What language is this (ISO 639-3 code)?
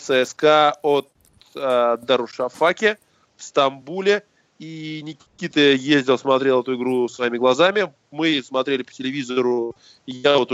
rus